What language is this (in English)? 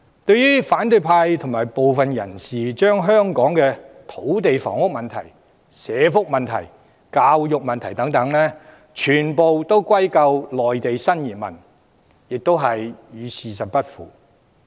Cantonese